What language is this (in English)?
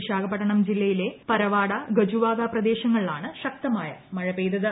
Malayalam